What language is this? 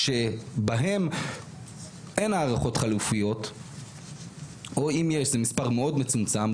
Hebrew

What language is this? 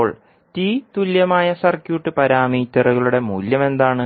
Malayalam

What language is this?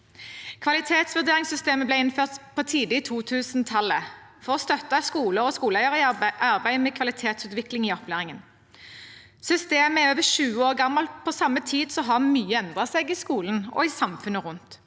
Norwegian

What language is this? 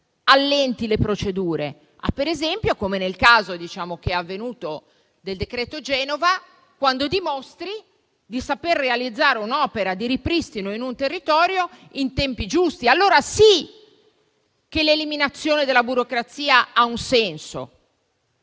Italian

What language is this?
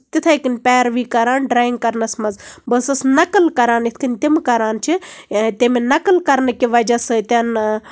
Kashmiri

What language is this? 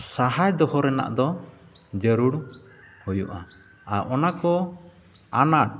Santali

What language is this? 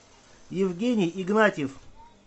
Russian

